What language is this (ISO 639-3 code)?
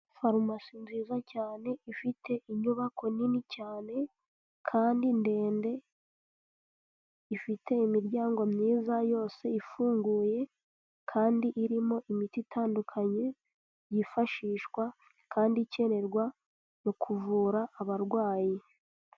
kin